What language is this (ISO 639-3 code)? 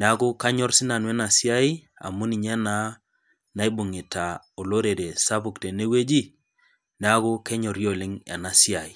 mas